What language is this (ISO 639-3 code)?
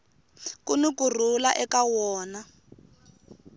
tso